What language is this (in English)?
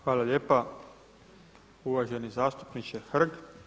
Croatian